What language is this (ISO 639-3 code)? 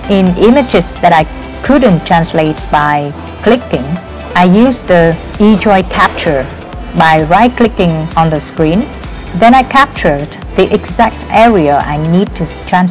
eng